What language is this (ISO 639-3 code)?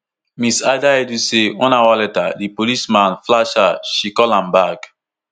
pcm